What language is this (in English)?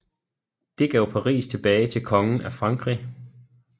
Danish